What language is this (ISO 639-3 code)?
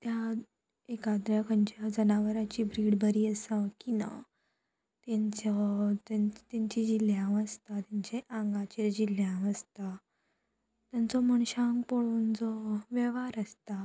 kok